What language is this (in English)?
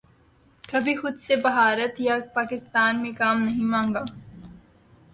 Urdu